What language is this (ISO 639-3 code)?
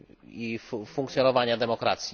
pol